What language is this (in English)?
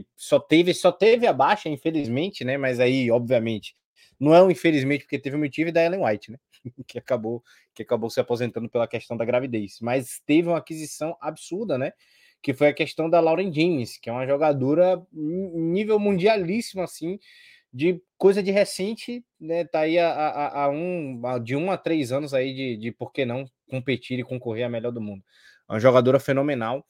Portuguese